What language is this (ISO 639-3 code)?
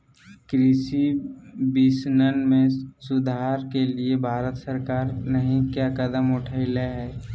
mag